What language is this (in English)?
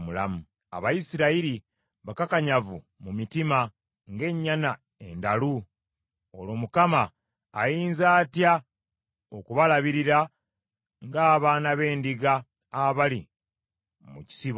Ganda